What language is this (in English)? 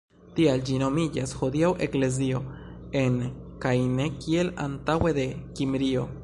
Esperanto